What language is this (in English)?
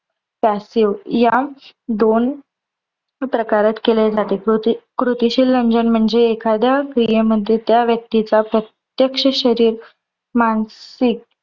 Marathi